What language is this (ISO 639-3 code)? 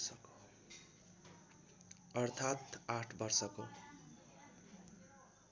nep